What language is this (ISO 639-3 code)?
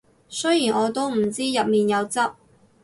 yue